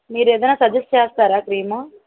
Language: Telugu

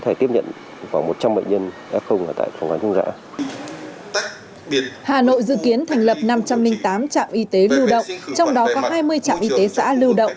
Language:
Vietnamese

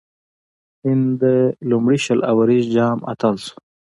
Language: Pashto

